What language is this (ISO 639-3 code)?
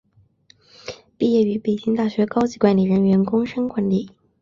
zho